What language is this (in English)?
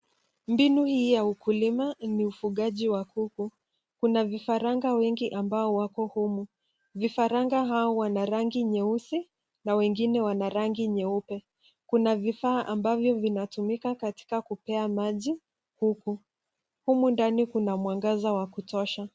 Swahili